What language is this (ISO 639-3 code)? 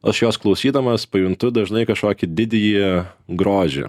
lit